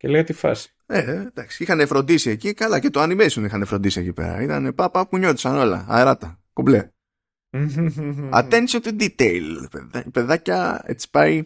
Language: Greek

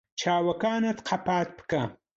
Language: Central Kurdish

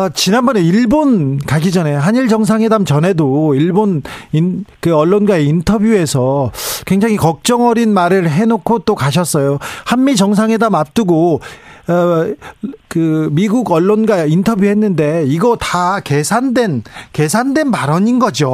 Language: Korean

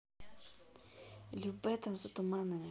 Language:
Russian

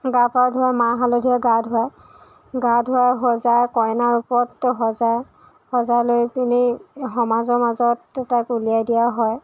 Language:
Assamese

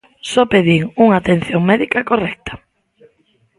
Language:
Galician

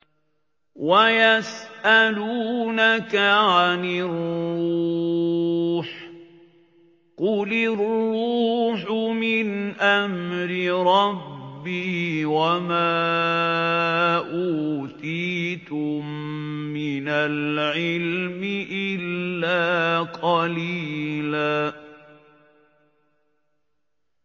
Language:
Arabic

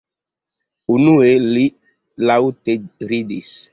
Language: Esperanto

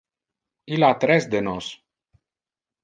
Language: Interlingua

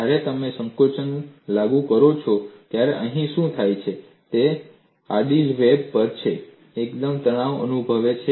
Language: Gujarati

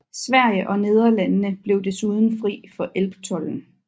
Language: Danish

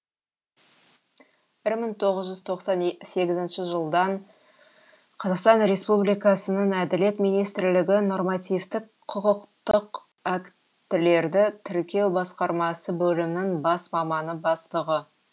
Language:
Kazakh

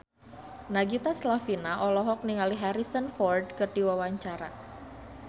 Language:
Sundanese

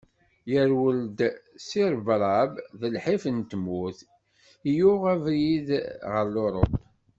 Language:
Kabyle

